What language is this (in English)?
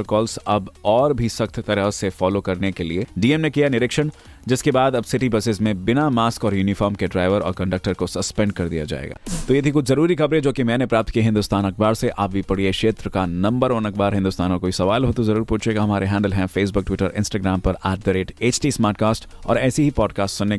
Hindi